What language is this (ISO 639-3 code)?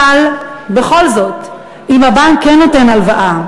heb